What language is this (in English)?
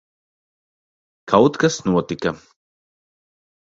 Latvian